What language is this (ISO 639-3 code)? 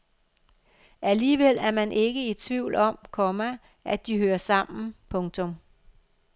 dan